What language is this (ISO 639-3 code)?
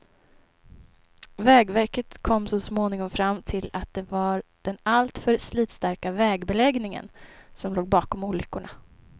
swe